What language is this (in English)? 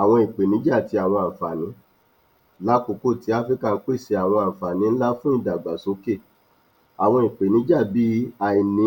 Yoruba